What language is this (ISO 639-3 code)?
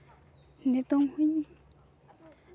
sat